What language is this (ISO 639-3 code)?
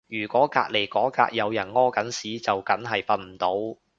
yue